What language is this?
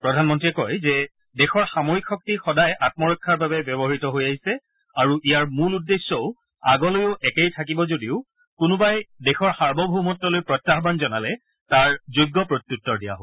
Assamese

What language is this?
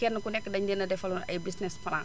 Wolof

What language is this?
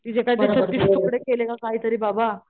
Marathi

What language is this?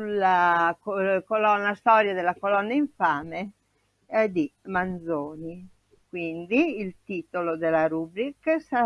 Italian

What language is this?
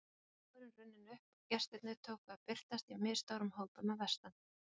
Icelandic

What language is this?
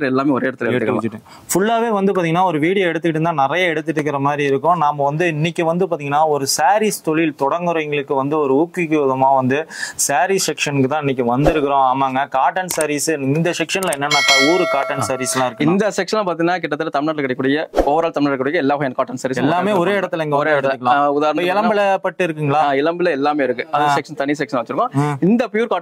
Tamil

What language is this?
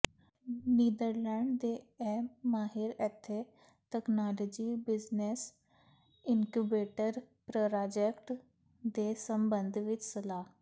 Punjabi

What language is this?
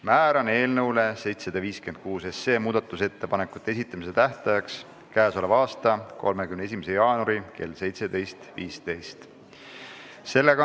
Estonian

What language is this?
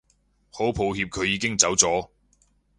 Cantonese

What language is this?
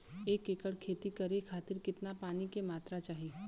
Bhojpuri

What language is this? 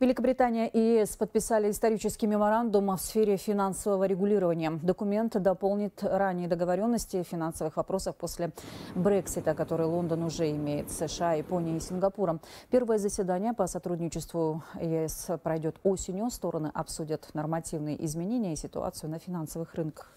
Russian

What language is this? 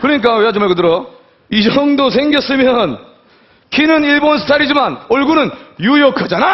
Korean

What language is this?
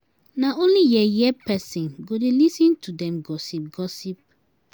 Nigerian Pidgin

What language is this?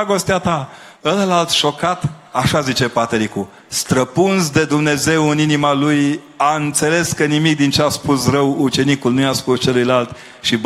Romanian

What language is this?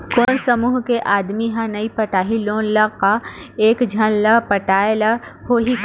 Chhattisgarhi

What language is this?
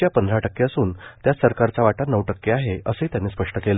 Marathi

